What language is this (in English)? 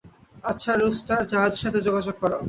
Bangla